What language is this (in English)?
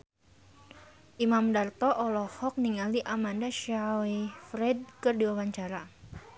Sundanese